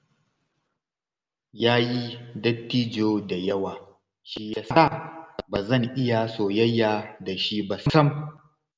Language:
Hausa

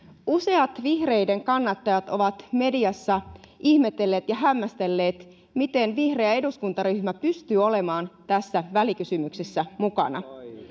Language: Finnish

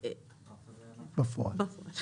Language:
Hebrew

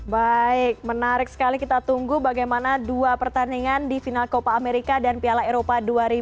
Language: Indonesian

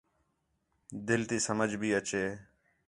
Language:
Khetrani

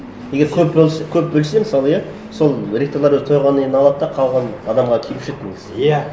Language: Kazakh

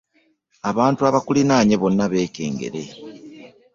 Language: Ganda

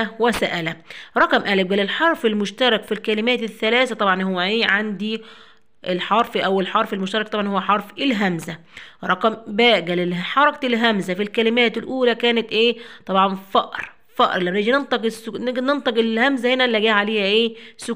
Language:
Arabic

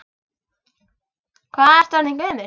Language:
Icelandic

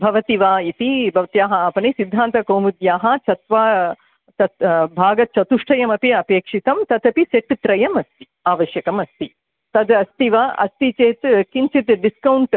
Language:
Sanskrit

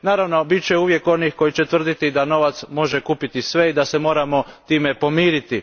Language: Croatian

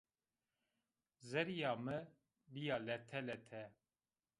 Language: Zaza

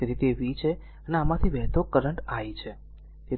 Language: Gujarati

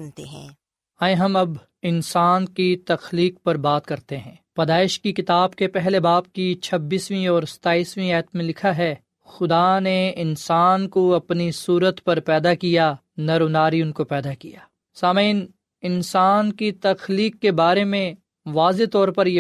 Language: Urdu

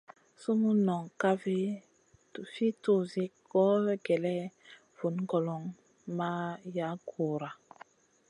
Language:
Masana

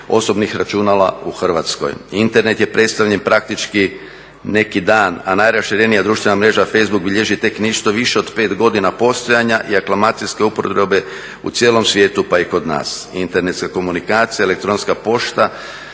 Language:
Croatian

